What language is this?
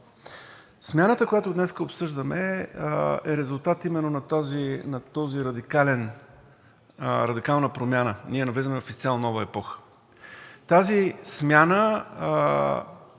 Bulgarian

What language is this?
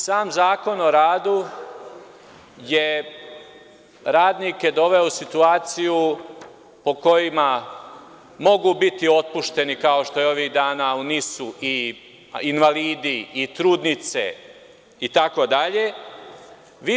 Serbian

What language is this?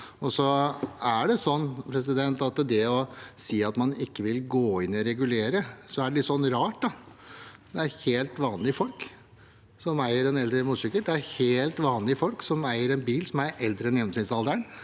Norwegian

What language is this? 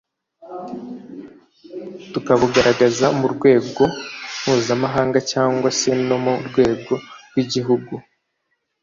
Kinyarwanda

